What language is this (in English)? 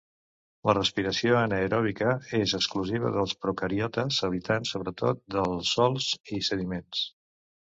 Catalan